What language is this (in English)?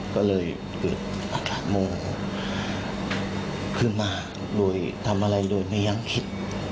Thai